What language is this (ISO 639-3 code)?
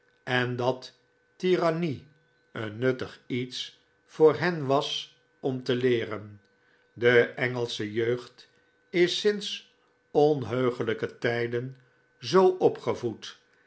nld